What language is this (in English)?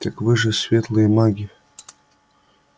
Russian